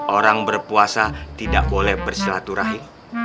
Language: Indonesian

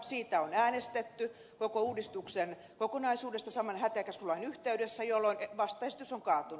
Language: Finnish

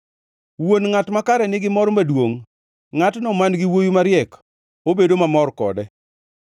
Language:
Luo (Kenya and Tanzania)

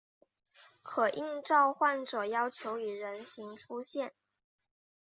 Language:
Chinese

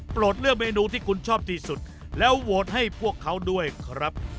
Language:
Thai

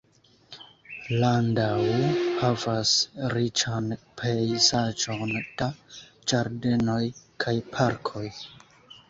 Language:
Esperanto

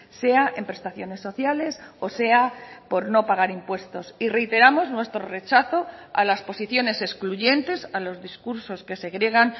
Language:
Spanish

